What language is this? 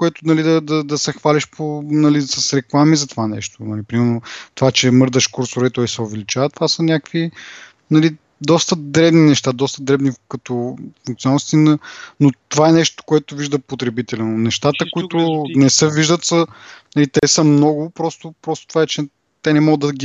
Bulgarian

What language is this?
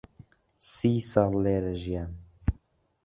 Central Kurdish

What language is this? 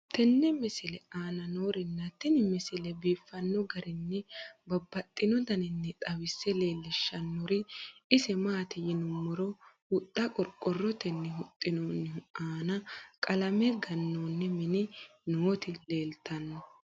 Sidamo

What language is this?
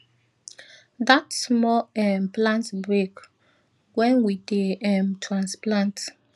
Nigerian Pidgin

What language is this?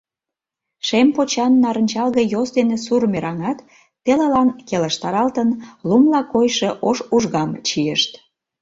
Mari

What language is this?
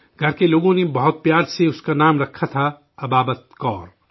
Urdu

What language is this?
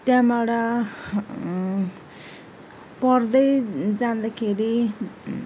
Nepali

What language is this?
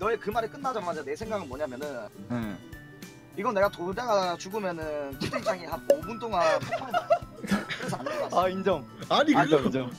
Korean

